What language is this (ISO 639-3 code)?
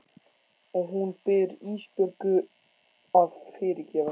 isl